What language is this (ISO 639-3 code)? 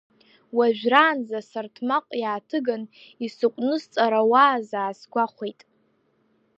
abk